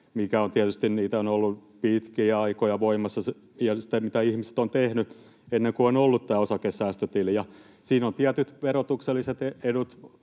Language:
Finnish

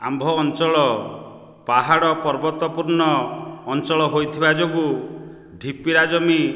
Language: Odia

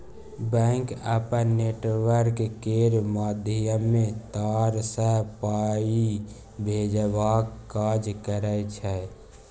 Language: Maithili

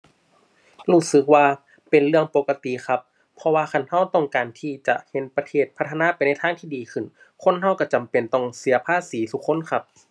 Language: Thai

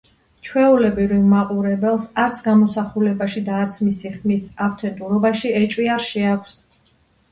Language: Georgian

